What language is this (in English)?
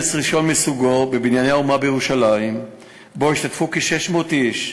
Hebrew